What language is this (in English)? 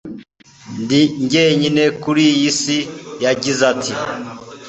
Kinyarwanda